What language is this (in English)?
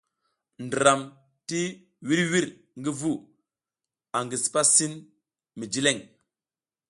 South Giziga